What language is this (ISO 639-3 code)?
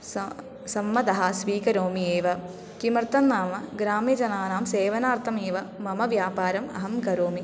san